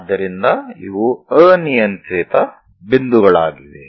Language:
Kannada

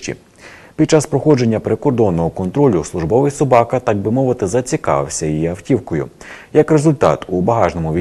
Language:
Ukrainian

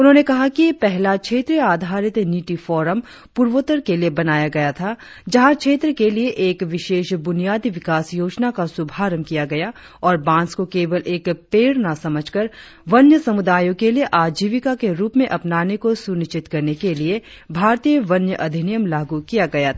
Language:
Hindi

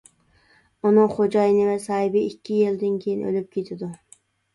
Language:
Uyghur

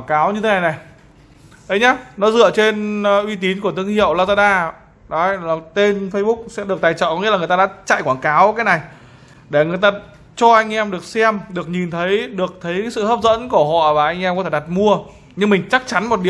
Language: Vietnamese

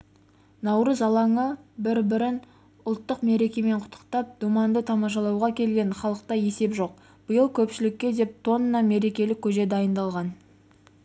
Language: Kazakh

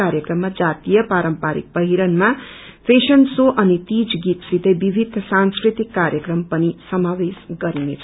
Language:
Nepali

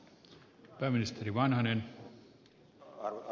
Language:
Finnish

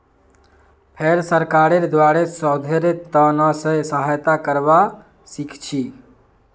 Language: Magahi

